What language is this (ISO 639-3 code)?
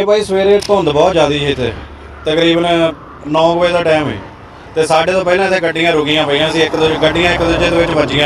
hin